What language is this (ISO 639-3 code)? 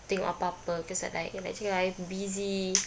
eng